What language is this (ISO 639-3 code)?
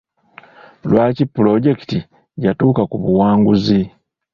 lug